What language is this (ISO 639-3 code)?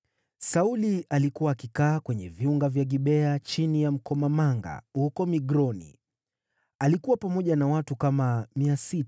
swa